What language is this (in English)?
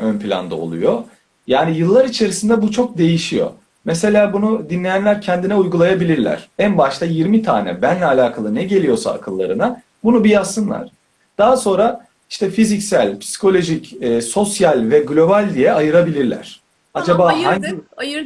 Turkish